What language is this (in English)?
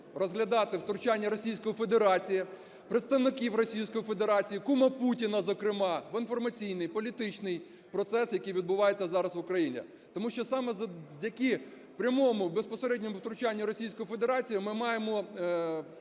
Ukrainian